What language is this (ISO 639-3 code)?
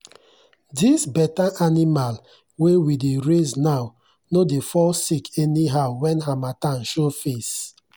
pcm